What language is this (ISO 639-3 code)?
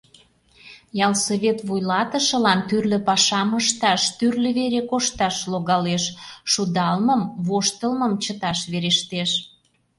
chm